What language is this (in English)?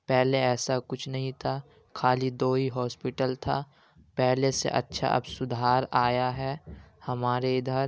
Urdu